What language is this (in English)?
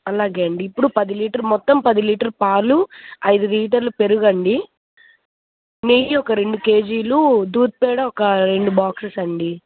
Telugu